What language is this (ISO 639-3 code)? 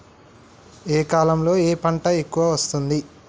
tel